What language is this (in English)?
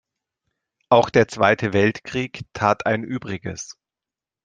German